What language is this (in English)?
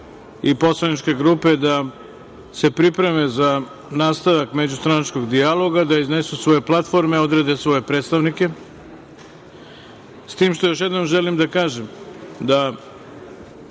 Serbian